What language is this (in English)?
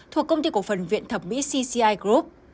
Vietnamese